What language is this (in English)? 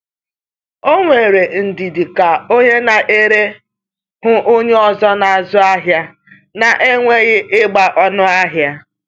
Igbo